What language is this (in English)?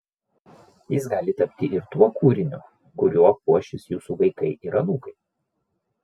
Lithuanian